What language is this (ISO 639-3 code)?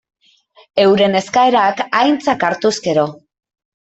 eus